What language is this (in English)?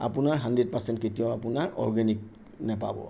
Assamese